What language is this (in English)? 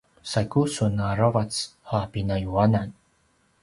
Paiwan